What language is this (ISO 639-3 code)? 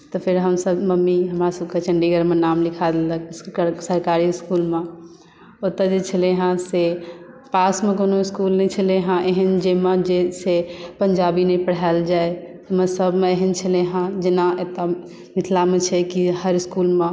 mai